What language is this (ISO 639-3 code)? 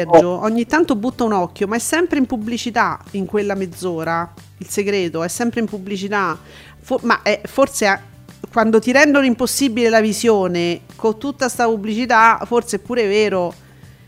ita